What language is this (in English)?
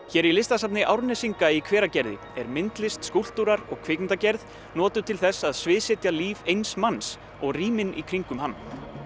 Icelandic